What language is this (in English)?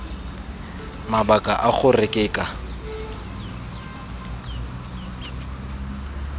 Tswana